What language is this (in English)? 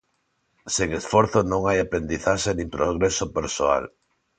Galician